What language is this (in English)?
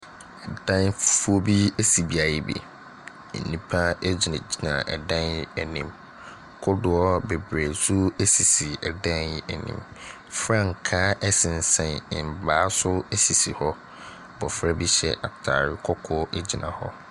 Akan